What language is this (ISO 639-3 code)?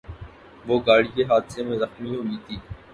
urd